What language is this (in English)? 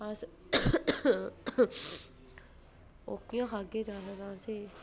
Dogri